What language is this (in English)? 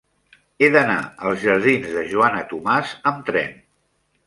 Catalan